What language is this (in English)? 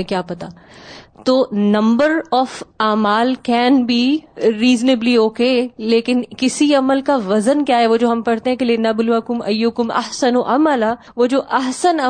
Urdu